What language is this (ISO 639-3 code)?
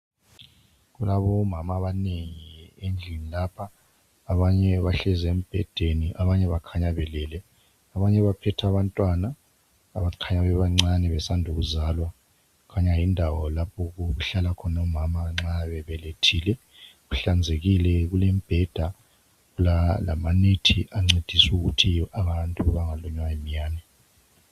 nde